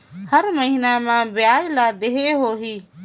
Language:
Chhattisgarhi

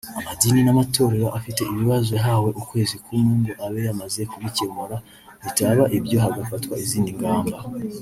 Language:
Kinyarwanda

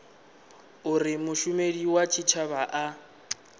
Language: Venda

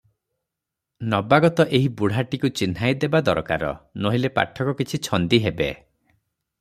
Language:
Odia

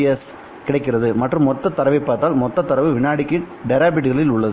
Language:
Tamil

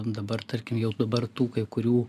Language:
Lithuanian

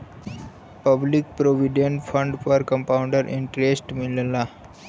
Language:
Bhojpuri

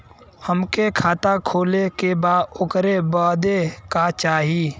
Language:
Bhojpuri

